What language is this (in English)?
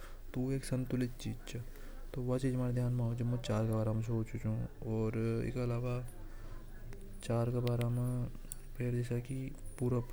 Hadothi